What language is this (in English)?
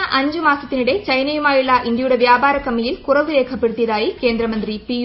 Malayalam